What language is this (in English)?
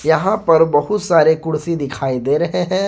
Hindi